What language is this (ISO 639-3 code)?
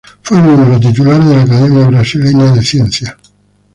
spa